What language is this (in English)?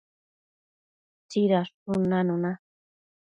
Matsés